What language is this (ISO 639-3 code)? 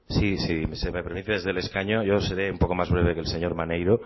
spa